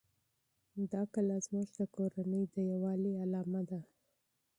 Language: Pashto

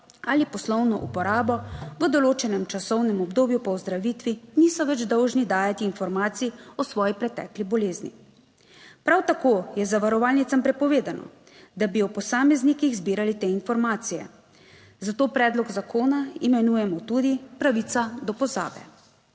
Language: Slovenian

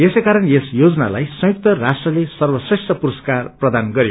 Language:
Nepali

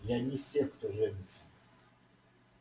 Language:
Russian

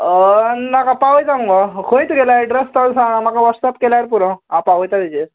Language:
Konkani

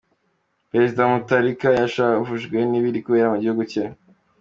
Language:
Kinyarwanda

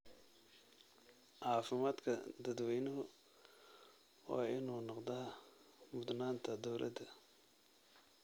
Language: Somali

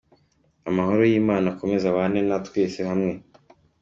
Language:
Kinyarwanda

